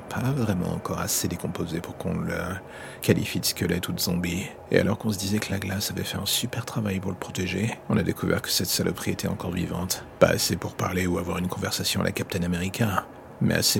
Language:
French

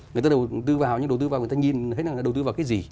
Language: Vietnamese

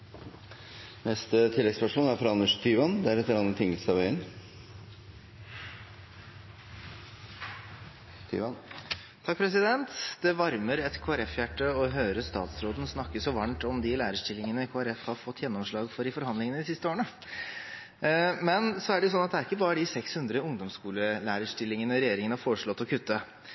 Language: Norwegian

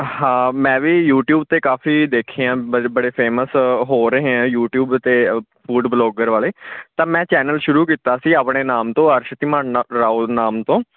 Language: Punjabi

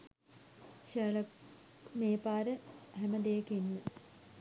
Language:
Sinhala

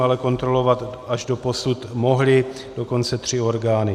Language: Czech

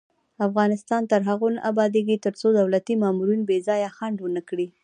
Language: Pashto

